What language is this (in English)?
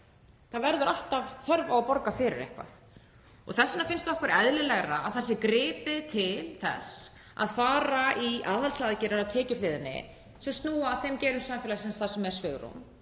Icelandic